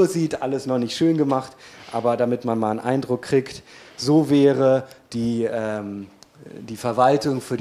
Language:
German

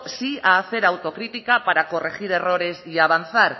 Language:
Spanish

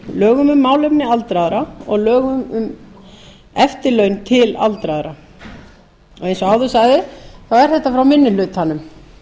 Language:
Icelandic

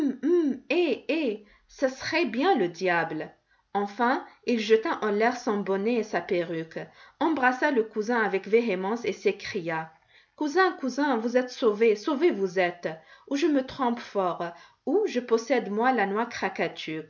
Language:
French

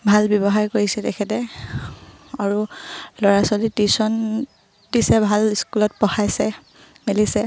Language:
Assamese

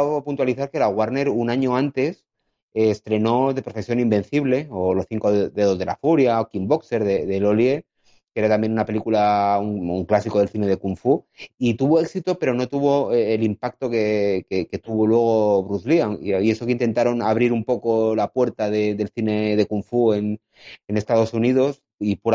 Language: Spanish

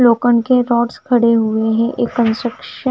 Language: Hindi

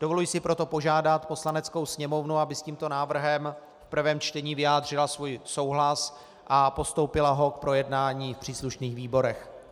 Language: Czech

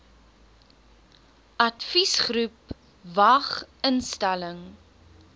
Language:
Afrikaans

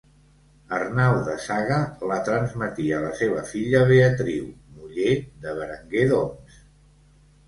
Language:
Catalan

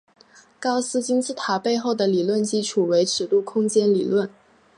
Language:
Chinese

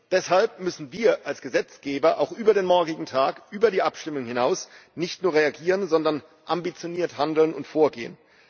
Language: German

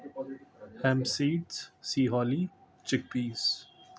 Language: Urdu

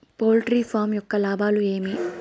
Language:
Telugu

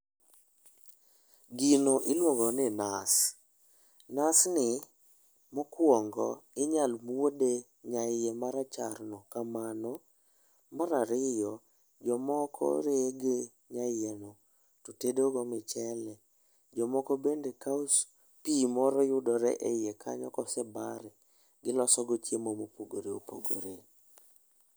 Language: Luo (Kenya and Tanzania)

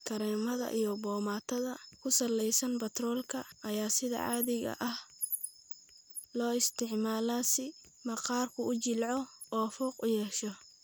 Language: Somali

